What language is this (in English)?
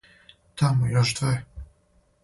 Serbian